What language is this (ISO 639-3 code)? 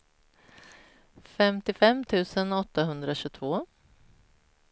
swe